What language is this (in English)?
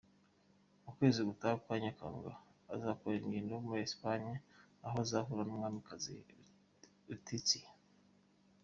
Kinyarwanda